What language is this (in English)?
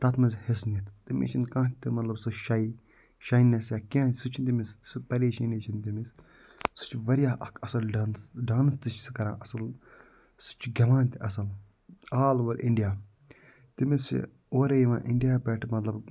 Kashmiri